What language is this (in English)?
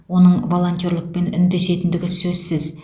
Kazakh